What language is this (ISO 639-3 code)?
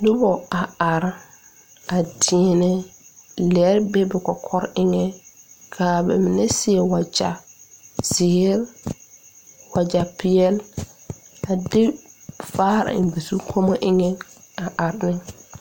dga